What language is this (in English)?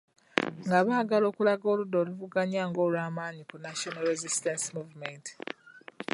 Ganda